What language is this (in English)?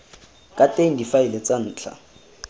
Tswana